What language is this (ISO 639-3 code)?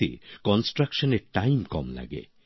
ben